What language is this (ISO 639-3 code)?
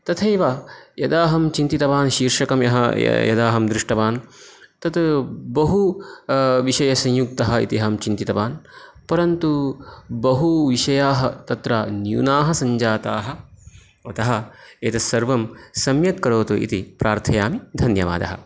san